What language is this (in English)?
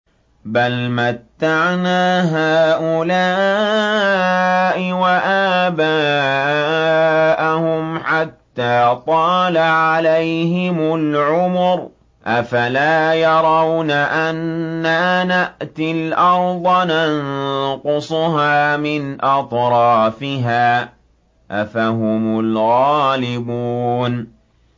Arabic